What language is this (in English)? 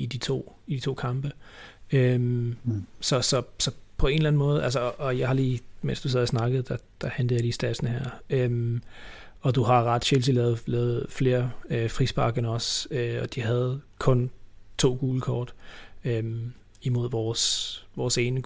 Danish